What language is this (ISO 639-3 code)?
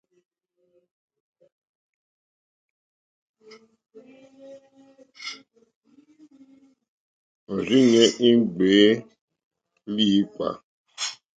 bri